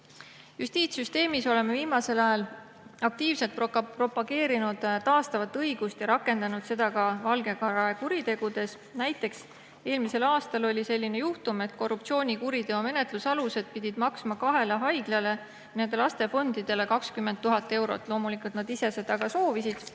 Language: Estonian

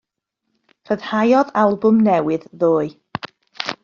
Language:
Welsh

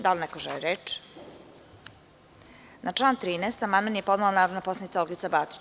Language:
Serbian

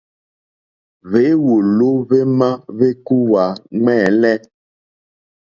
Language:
Mokpwe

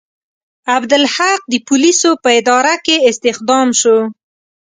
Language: Pashto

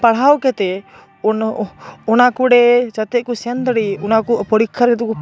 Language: Santali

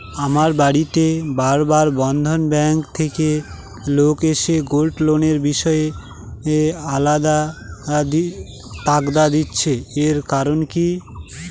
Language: Bangla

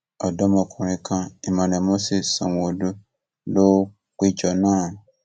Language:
Yoruba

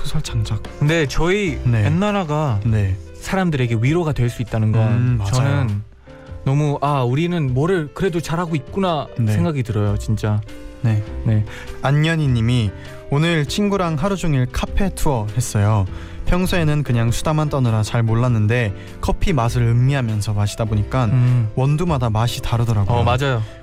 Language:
Korean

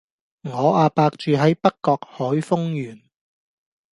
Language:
Cantonese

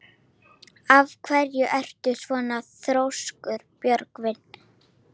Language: Icelandic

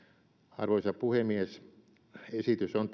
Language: Finnish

